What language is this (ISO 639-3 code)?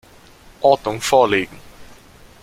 deu